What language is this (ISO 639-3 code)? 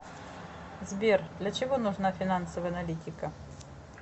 rus